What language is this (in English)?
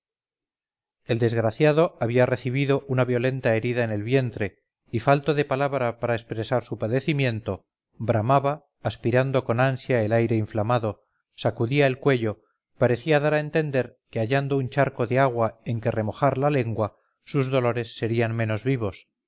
Spanish